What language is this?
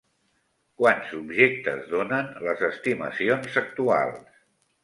Catalan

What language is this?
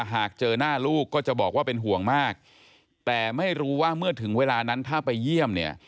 Thai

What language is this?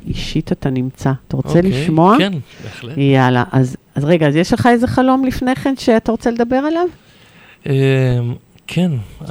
Hebrew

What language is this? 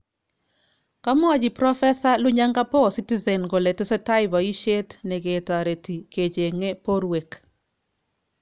Kalenjin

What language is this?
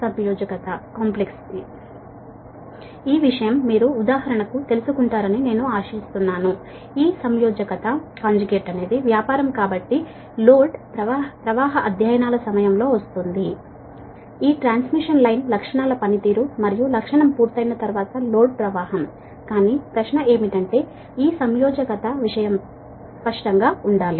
Telugu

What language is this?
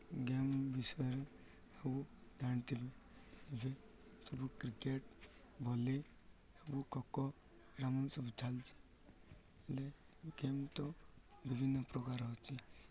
Odia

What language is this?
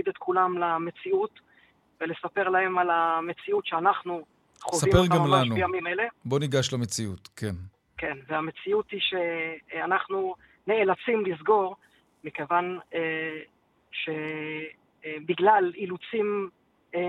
Hebrew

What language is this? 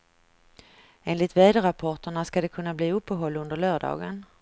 Swedish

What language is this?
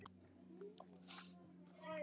Icelandic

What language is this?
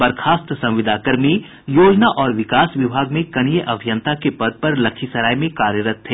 Hindi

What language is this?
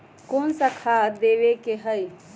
Magahi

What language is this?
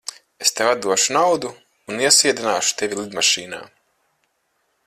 Latvian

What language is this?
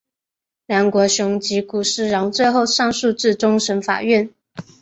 Chinese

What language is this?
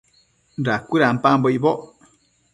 Matsés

